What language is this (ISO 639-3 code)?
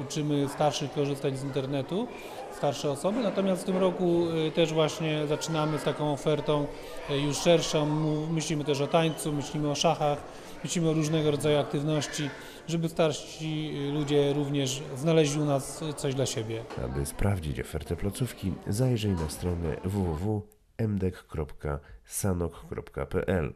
pol